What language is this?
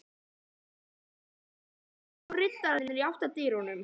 Icelandic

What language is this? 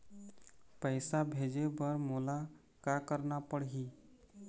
Chhattisgarhi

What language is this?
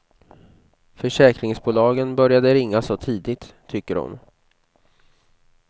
Swedish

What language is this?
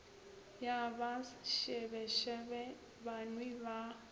Northern Sotho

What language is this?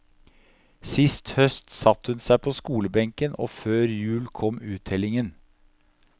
Norwegian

